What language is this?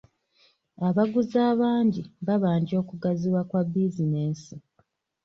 Ganda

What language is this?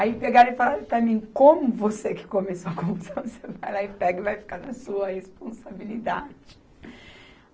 Portuguese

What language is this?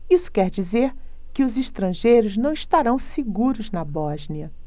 Portuguese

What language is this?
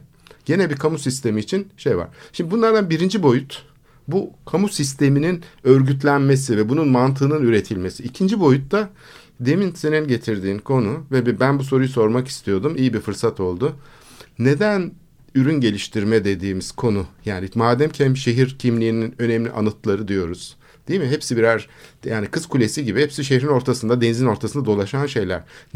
Turkish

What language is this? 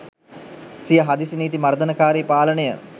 Sinhala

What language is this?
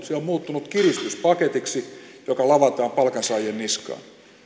Finnish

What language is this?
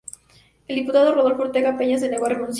Spanish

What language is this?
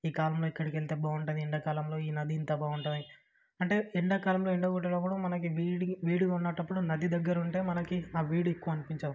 Telugu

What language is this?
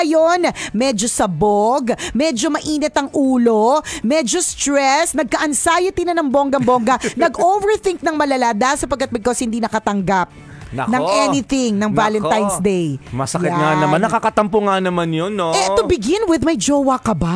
Filipino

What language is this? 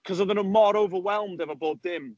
Welsh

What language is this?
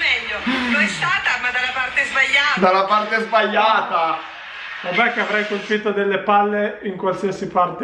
Italian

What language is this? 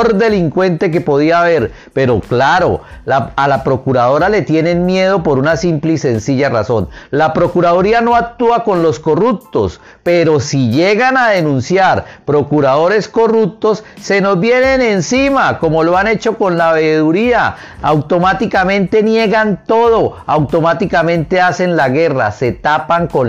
Spanish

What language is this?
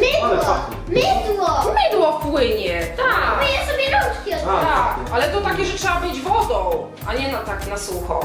Polish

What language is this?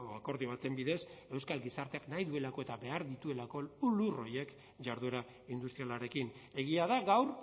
Basque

